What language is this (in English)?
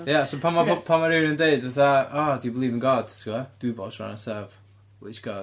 Welsh